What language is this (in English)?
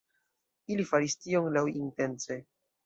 Esperanto